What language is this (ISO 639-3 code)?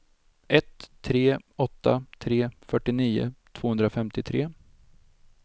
swe